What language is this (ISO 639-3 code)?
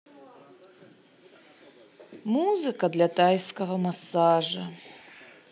rus